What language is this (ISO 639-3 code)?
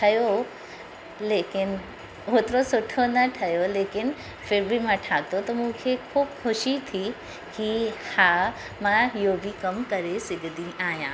snd